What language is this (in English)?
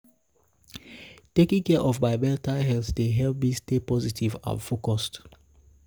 Nigerian Pidgin